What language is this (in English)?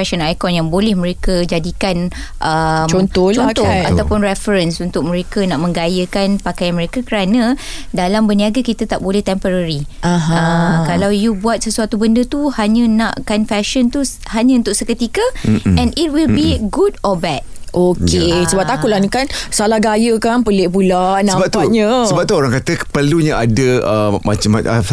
Malay